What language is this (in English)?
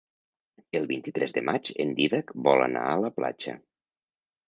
Catalan